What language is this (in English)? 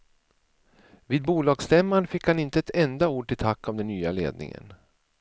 Swedish